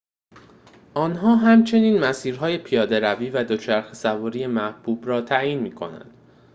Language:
Persian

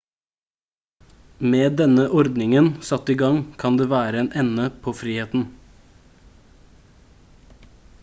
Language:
Norwegian Bokmål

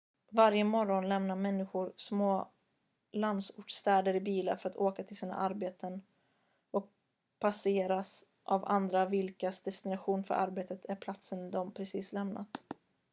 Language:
Swedish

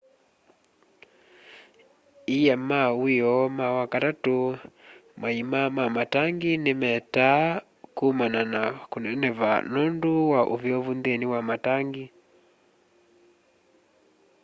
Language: Kamba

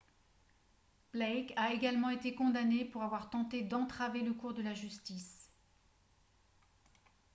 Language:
French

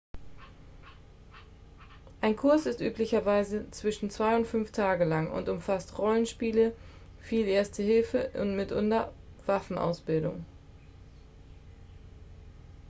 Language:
German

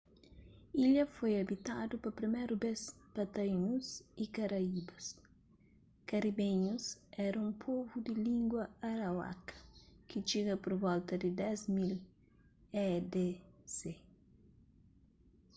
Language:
Kabuverdianu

